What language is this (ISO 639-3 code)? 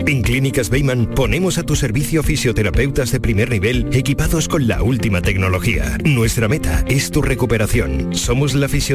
spa